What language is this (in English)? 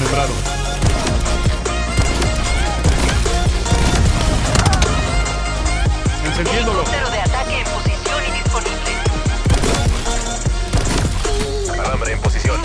Spanish